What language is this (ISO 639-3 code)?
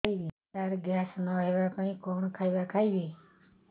ori